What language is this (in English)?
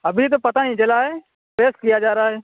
Urdu